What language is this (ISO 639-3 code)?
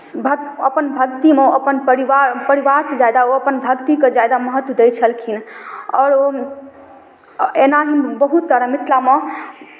mai